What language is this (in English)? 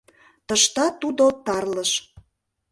Mari